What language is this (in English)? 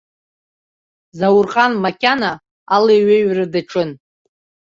Abkhazian